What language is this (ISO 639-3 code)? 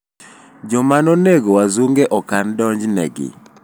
luo